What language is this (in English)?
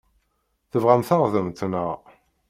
Kabyle